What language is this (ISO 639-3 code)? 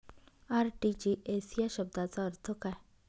mar